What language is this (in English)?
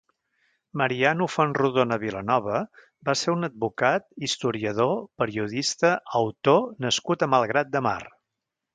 Catalan